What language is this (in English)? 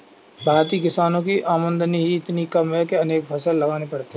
Hindi